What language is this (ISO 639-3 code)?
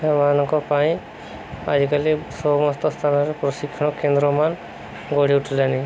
ori